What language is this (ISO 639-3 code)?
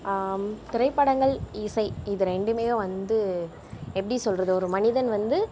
tam